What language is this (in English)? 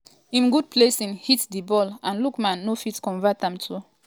Nigerian Pidgin